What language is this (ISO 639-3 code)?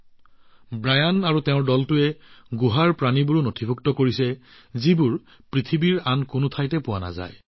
asm